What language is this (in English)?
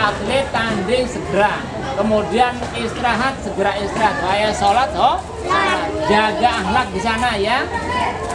Indonesian